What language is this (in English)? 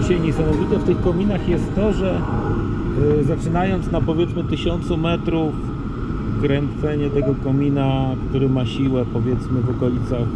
Polish